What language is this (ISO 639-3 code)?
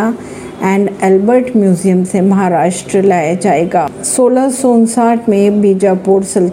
hin